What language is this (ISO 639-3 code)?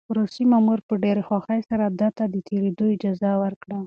pus